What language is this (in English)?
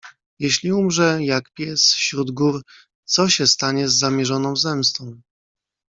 Polish